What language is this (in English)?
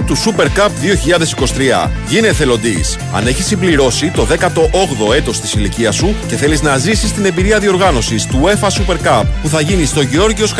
Greek